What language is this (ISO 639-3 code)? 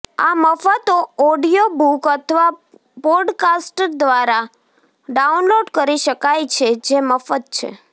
guj